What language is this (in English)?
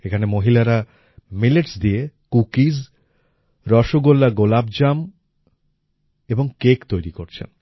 Bangla